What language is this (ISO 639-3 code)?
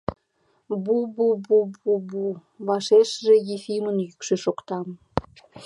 chm